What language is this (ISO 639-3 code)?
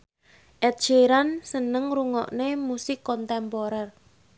jav